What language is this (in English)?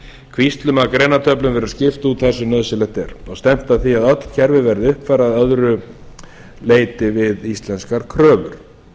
Icelandic